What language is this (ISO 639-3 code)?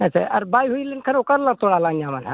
sat